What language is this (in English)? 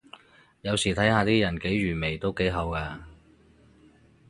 Cantonese